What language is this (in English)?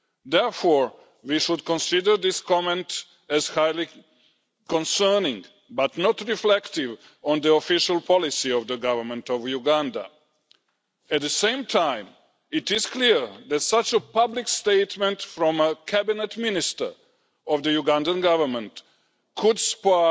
English